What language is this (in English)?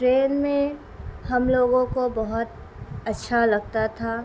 Urdu